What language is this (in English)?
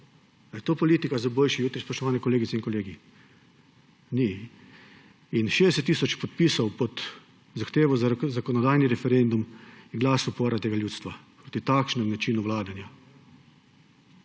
Slovenian